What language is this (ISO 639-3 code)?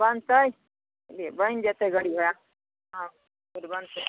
mai